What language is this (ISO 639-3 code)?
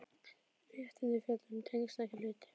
isl